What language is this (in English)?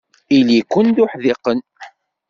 Kabyle